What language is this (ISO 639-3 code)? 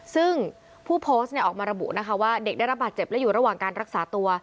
tha